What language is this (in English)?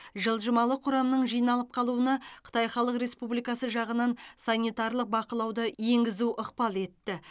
Kazakh